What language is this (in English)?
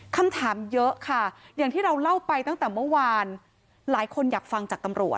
Thai